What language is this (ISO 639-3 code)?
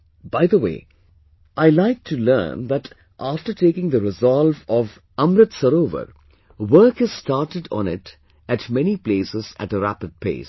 eng